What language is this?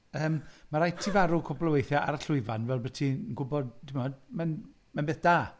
Welsh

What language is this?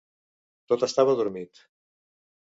Catalan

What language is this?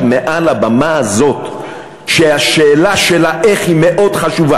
Hebrew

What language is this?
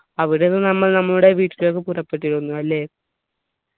Malayalam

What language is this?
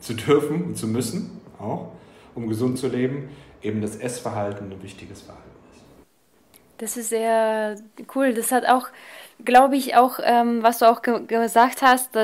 German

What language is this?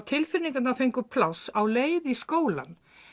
Icelandic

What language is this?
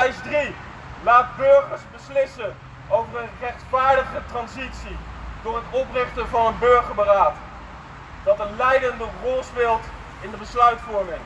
Dutch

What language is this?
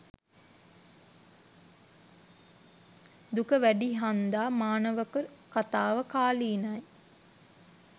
Sinhala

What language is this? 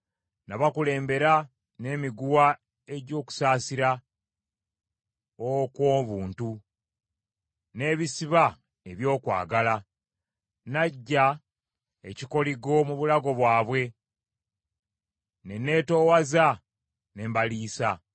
Ganda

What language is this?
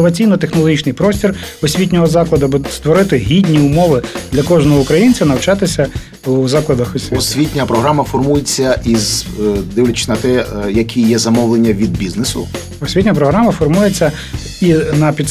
Ukrainian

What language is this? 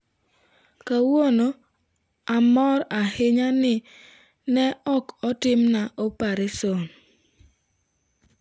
Luo (Kenya and Tanzania)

